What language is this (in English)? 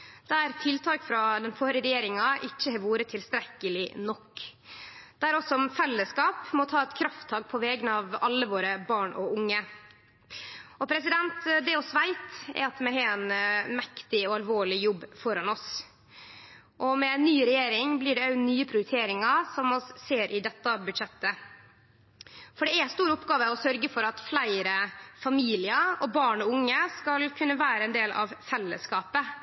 Norwegian Nynorsk